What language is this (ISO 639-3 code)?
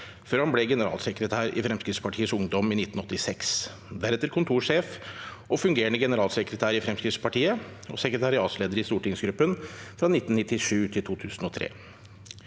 nor